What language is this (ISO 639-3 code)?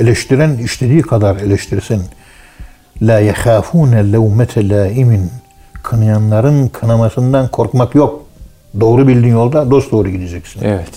tur